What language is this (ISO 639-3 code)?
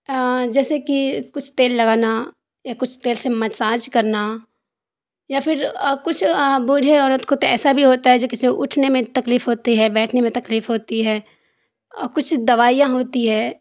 urd